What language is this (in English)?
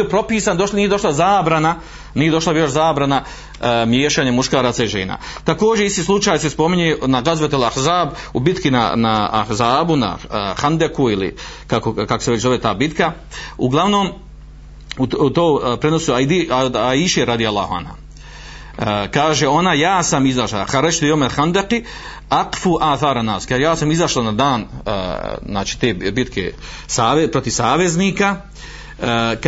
Croatian